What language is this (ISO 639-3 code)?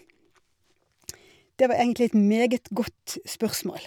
nor